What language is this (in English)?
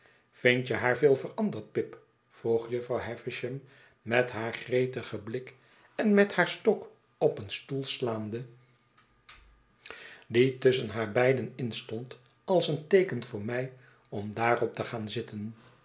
Dutch